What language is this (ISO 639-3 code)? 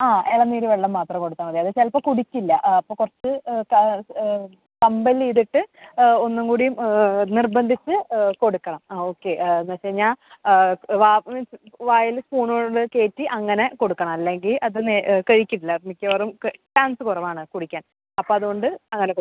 mal